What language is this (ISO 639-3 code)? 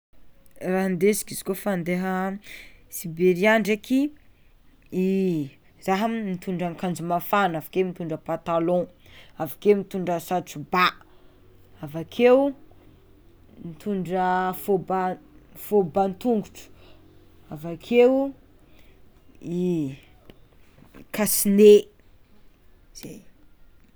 xmw